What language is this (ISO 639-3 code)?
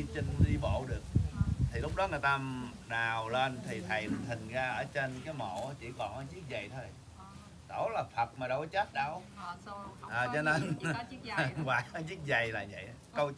vie